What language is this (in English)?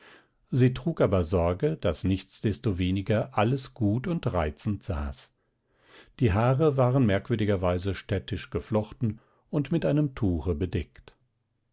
German